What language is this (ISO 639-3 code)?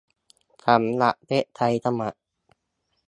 tha